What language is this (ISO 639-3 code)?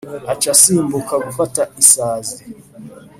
kin